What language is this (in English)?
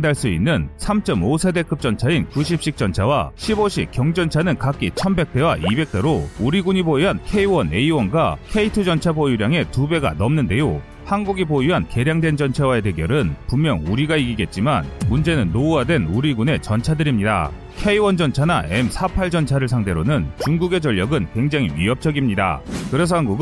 Korean